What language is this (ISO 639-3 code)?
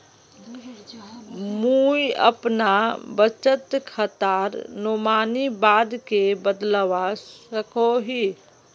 mag